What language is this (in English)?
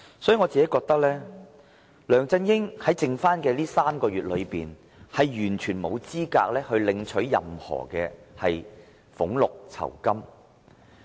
Cantonese